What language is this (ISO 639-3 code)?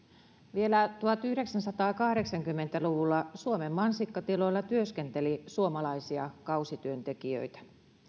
fin